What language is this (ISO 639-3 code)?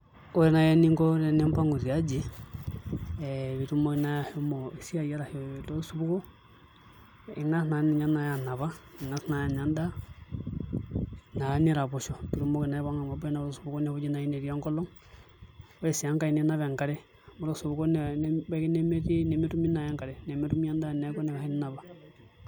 mas